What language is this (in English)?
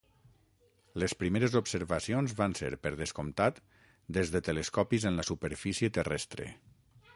Catalan